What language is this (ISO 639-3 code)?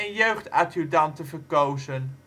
nld